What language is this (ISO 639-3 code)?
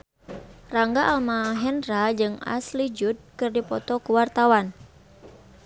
sun